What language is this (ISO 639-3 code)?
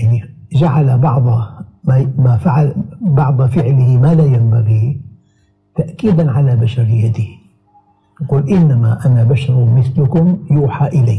ara